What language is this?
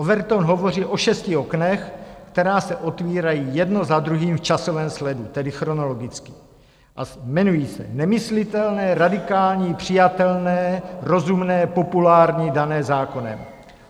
Czech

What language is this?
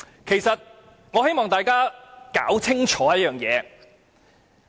Cantonese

